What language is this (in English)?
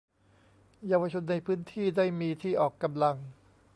Thai